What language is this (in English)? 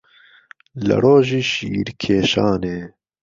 Central Kurdish